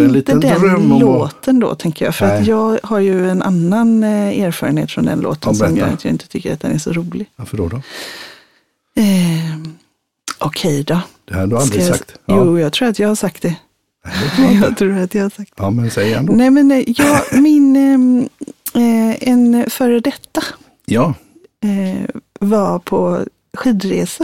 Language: Swedish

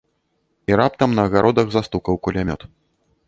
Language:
Belarusian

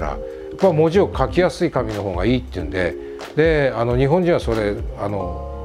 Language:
Japanese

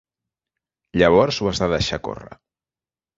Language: Catalan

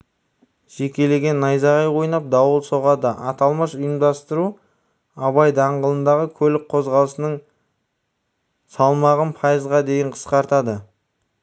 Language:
Kazakh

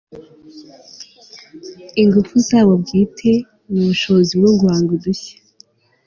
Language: Kinyarwanda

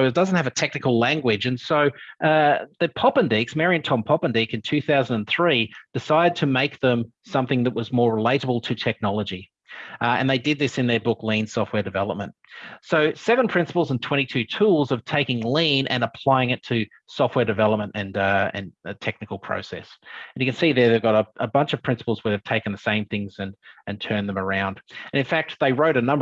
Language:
English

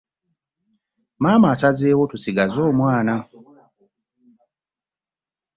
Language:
Ganda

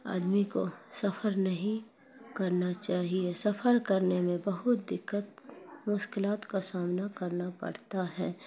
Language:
Urdu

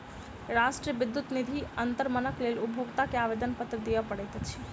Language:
Maithili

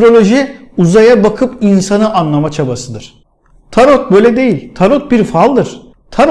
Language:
Turkish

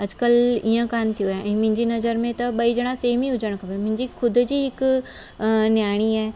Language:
Sindhi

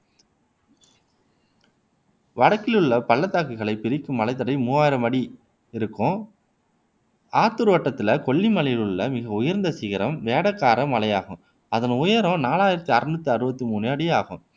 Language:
Tamil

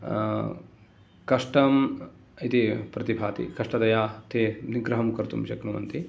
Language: Sanskrit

